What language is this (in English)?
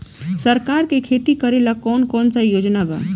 Bhojpuri